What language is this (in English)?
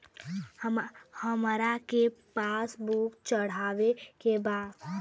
Bhojpuri